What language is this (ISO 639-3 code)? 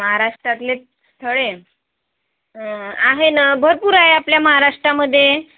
mar